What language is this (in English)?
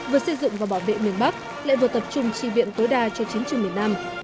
Vietnamese